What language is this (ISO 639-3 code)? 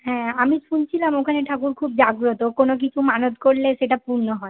ben